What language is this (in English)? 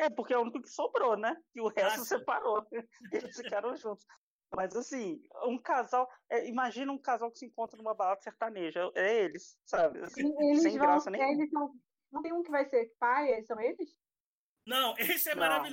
Portuguese